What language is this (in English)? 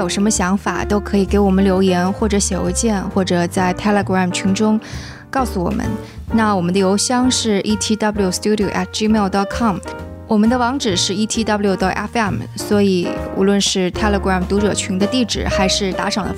Chinese